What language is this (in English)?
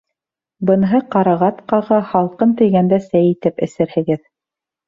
Bashkir